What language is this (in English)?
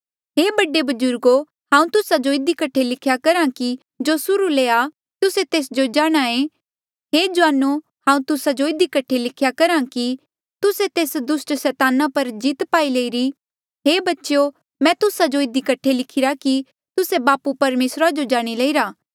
Mandeali